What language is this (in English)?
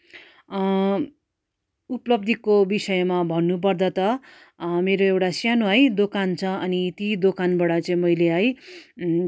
Nepali